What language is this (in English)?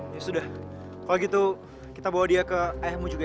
Indonesian